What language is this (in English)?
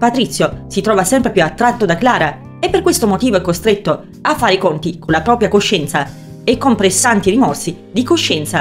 Italian